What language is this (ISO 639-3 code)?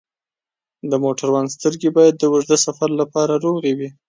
pus